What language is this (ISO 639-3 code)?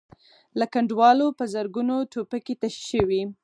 pus